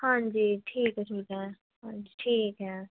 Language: Punjabi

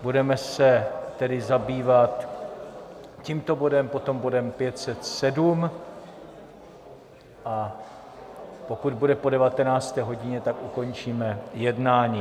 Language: Czech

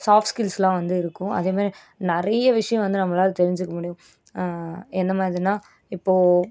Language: Tamil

